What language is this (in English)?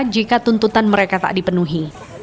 Indonesian